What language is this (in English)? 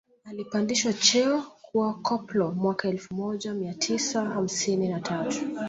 Swahili